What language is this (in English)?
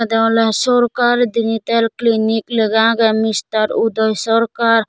Chakma